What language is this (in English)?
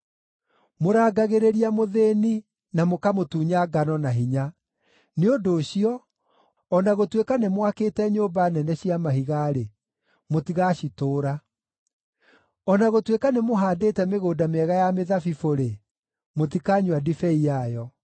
Kikuyu